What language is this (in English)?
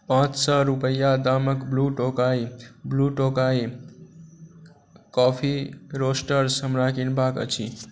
Maithili